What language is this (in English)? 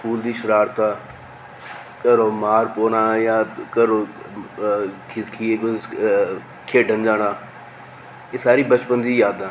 Dogri